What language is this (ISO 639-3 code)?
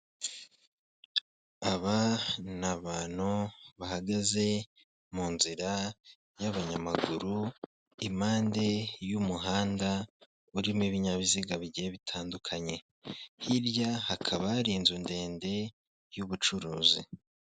kin